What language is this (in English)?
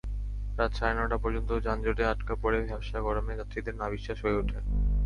Bangla